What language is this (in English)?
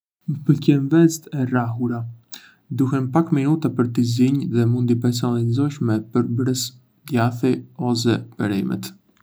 Arbëreshë Albanian